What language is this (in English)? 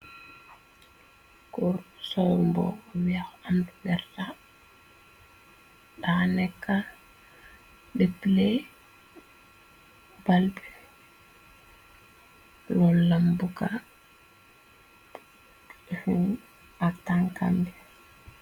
Wolof